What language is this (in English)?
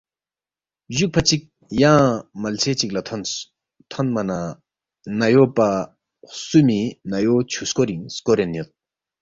Balti